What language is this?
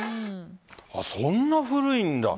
Japanese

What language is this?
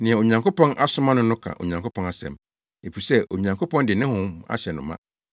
Akan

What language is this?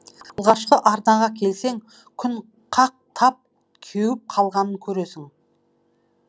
Kazakh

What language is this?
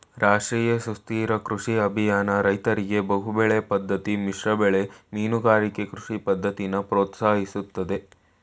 Kannada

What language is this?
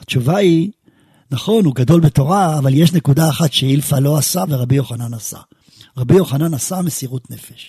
Hebrew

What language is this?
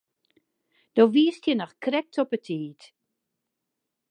Western Frisian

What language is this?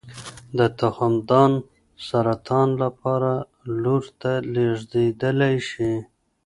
Pashto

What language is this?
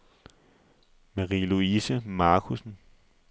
Danish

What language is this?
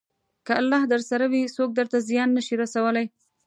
Pashto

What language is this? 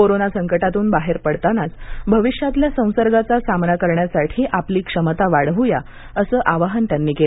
Marathi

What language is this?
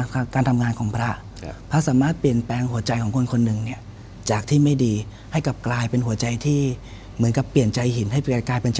Thai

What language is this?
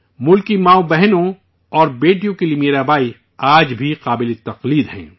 Urdu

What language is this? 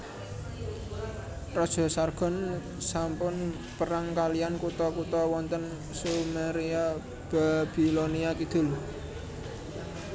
Javanese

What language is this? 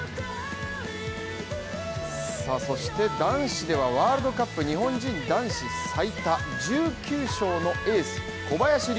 Japanese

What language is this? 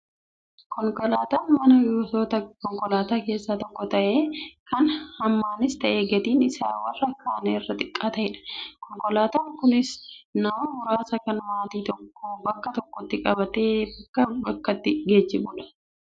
Oromo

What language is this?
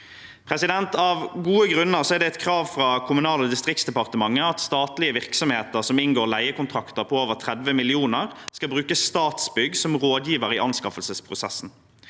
Norwegian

